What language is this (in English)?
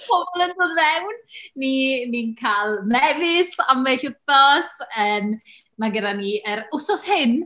Welsh